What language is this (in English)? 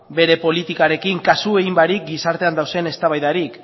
Basque